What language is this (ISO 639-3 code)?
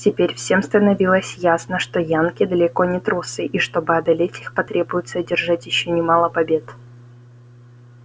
rus